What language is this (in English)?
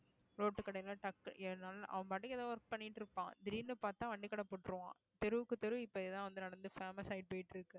Tamil